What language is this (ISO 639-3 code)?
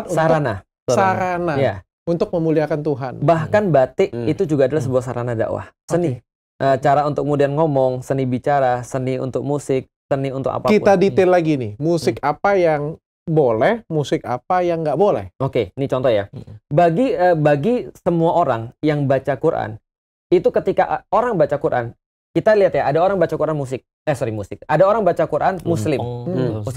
ind